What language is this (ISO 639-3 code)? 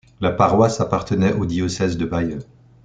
fra